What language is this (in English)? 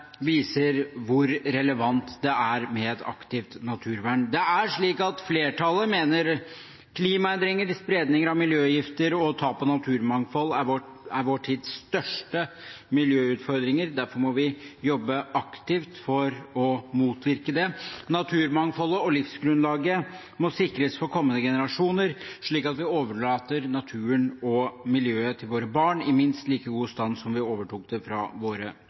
Norwegian Bokmål